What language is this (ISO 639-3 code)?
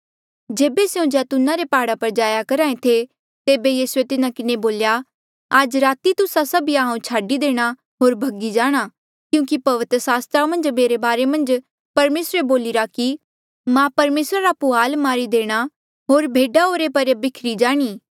mjl